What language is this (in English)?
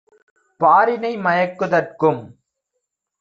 Tamil